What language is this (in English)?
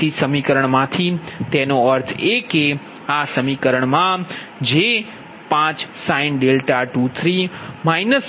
Gujarati